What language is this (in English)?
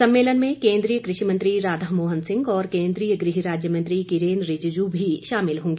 Hindi